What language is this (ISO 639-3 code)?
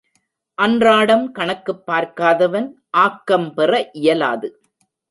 tam